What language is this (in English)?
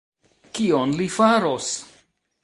Esperanto